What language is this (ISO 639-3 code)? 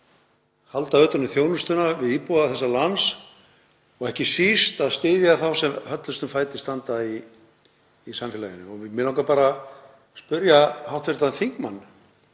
isl